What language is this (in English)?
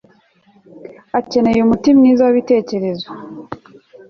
Kinyarwanda